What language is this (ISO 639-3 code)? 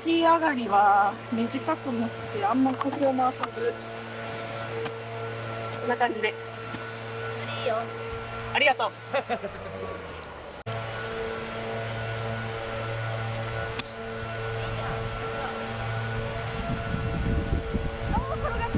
jpn